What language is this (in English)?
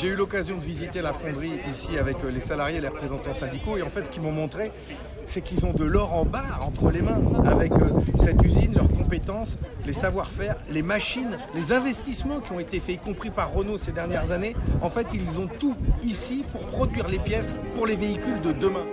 French